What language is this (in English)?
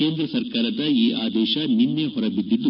Kannada